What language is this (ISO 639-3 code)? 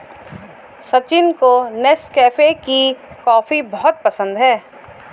hin